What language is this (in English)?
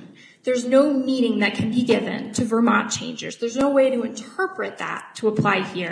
English